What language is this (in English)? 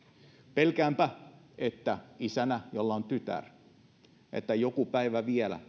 Finnish